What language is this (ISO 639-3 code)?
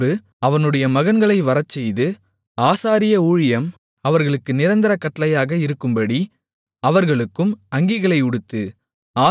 tam